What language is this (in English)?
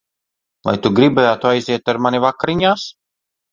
Latvian